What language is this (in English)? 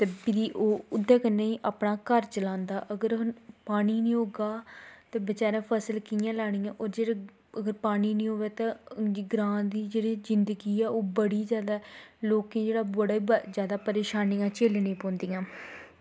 Dogri